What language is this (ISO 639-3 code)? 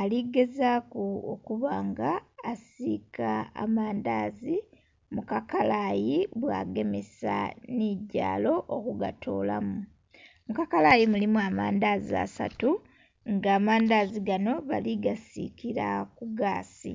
xog